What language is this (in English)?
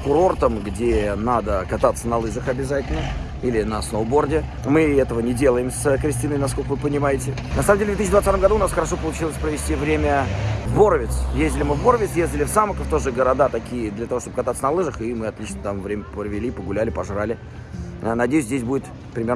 Russian